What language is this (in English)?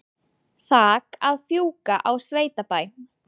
Icelandic